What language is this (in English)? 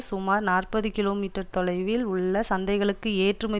Tamil